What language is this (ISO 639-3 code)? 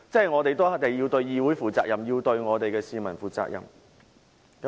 yue